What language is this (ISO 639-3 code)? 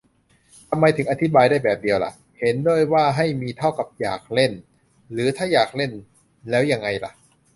tha